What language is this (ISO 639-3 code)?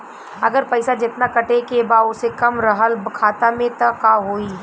bho